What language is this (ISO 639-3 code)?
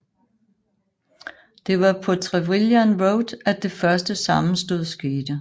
dan